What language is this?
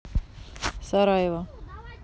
Russian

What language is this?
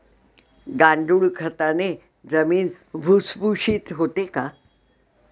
Marathi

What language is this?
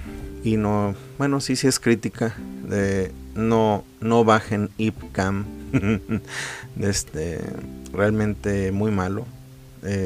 Spanish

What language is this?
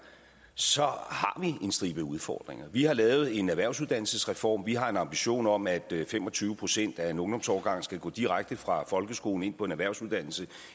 Danish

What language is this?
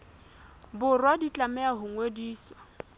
Southern Sotho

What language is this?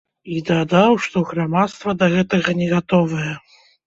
Belarusian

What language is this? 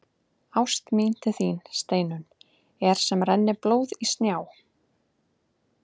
Icelandic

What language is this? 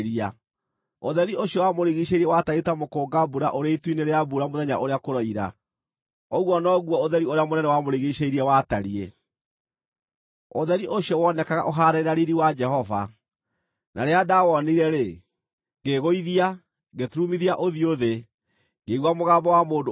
Kikuyu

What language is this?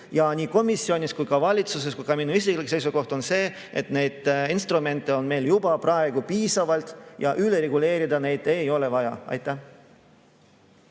Estonian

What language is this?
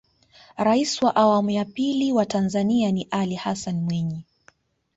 Swahili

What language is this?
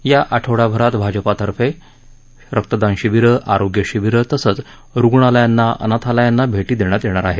Marathi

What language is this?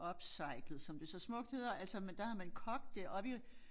Danish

